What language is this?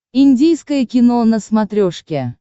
Russian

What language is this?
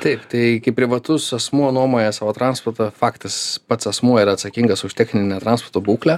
Lithuanian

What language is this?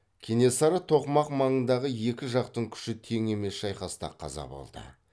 Kazakh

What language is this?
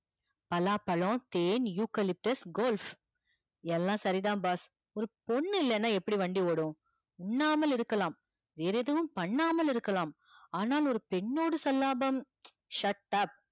Tamil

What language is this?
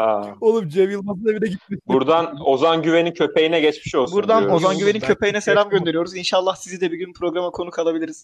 Turkish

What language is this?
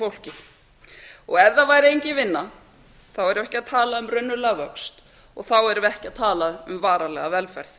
Icelandic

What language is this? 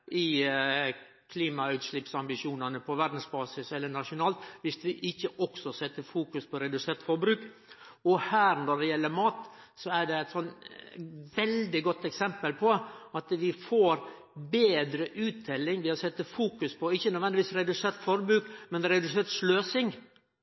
Norwegian Nynorsk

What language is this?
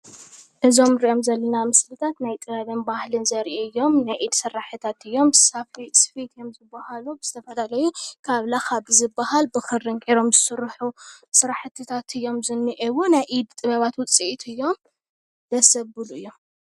Tigrinya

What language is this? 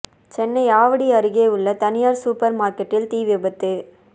Tamil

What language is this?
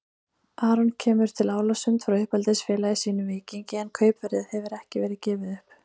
Icelandic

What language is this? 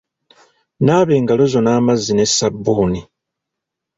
Ganda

